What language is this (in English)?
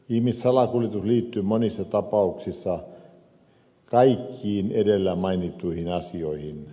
Finnish